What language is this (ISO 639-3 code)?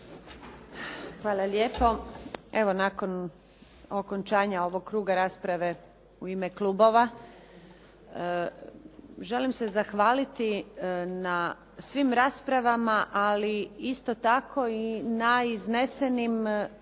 hrv